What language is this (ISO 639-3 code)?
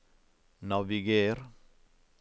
nor